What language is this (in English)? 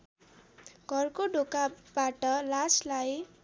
Nepali